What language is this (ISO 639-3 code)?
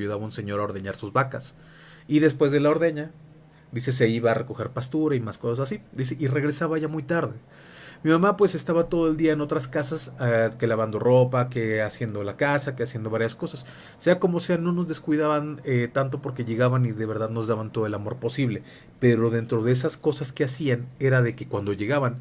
spa